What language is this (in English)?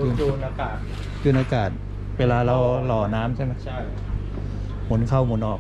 Thai